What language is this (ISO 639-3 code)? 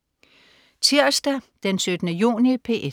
dan